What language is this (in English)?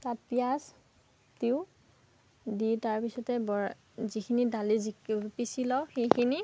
Assamese